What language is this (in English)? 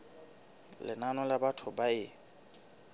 Southern Sotho